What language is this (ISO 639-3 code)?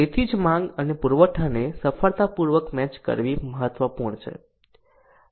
guj